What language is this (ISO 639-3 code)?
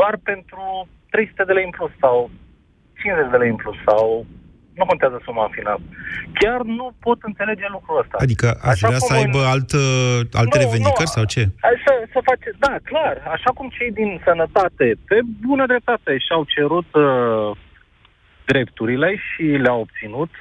ron